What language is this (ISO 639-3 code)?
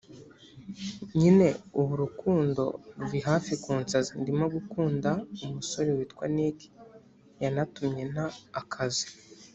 kin